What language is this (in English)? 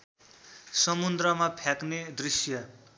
Nepali